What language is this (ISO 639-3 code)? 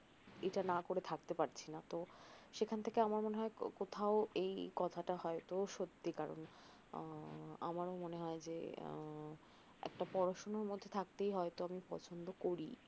ben